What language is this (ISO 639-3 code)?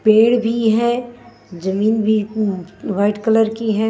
hin